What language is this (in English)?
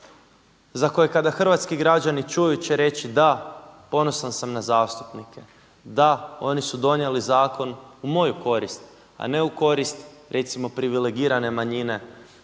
Croatian